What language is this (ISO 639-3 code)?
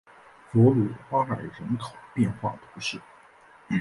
zho